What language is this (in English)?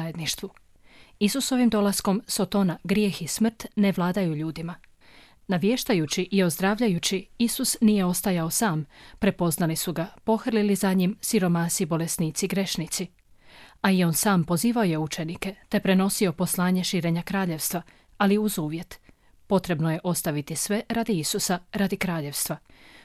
Croatian